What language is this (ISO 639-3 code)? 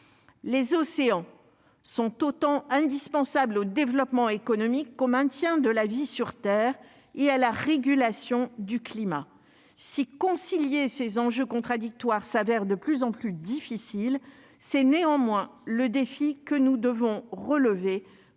fra